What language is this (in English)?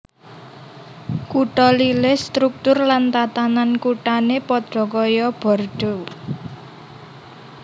Javanese